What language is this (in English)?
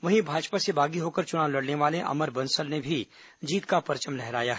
Hindi